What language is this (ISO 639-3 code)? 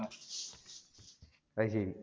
mal